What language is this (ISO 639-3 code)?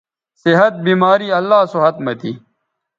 btv